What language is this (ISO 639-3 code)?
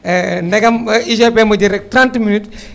wol